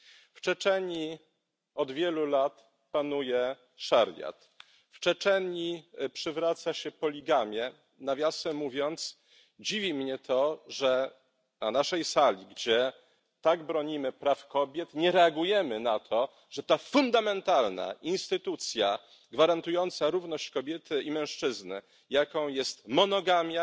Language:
Polish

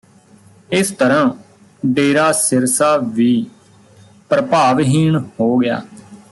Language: Punjabi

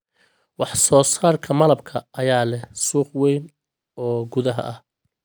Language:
Somali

